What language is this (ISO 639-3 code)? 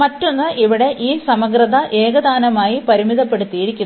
mal